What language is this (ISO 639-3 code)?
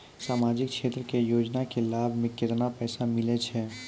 mai